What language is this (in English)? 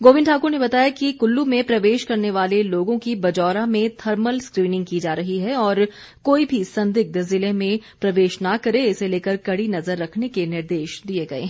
Hindi